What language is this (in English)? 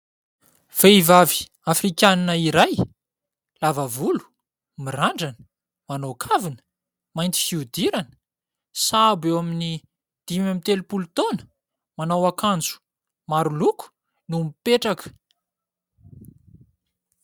Malagasy